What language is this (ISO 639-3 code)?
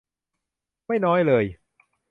tha